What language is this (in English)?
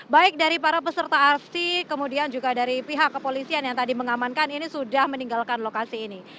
Indonesian